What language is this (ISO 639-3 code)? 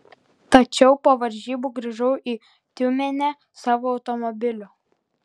lit